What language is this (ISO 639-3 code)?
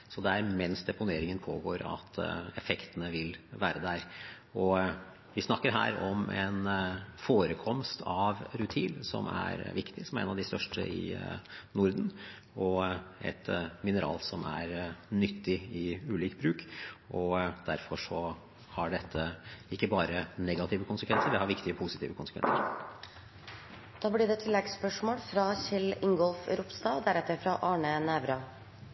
nob